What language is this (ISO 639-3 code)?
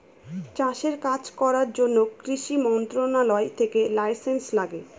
ben